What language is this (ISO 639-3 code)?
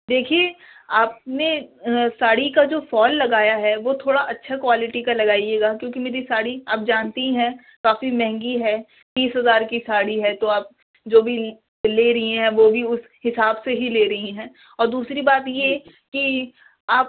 urd